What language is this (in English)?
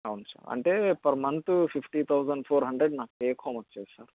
Telugu